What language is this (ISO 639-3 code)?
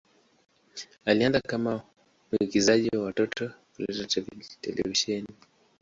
swa